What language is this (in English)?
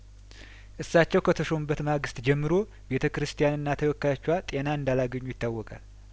Amharic